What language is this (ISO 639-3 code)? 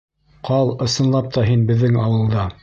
bak